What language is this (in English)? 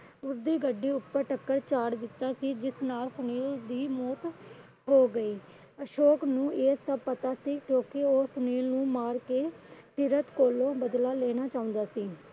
Punjabi